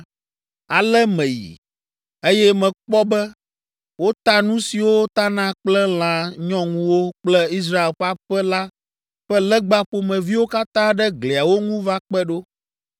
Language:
Ewe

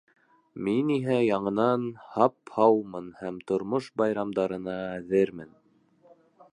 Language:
Bashkir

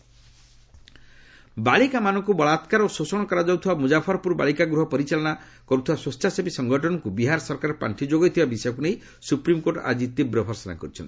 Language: Odia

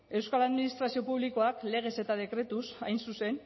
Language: Basque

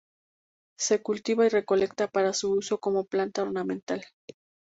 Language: Spanish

